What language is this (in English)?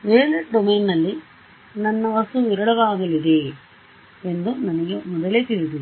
Kannada